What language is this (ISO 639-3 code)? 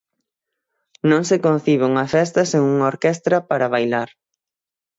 glg